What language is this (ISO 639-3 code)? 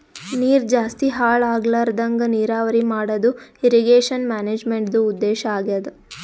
kan